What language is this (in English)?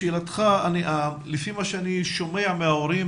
Hebrew